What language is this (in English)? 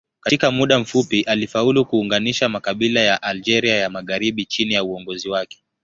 Swahili